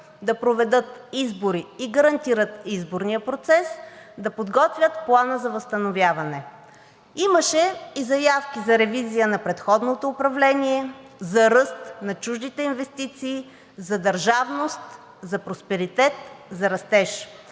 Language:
Bulgarian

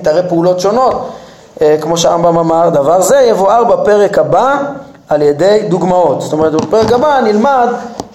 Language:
Hebrew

